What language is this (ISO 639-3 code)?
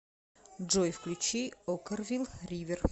rus